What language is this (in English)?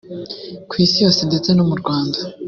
Kinyarwanda